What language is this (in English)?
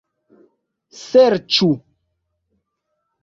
Esperanto